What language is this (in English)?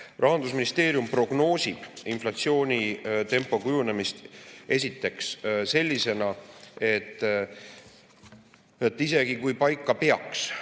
Estonian